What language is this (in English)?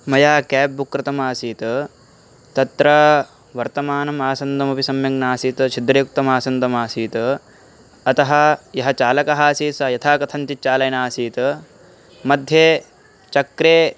Sanskrit